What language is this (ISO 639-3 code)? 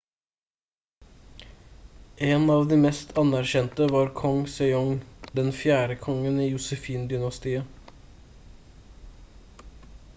nob